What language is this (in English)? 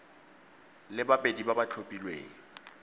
Tswana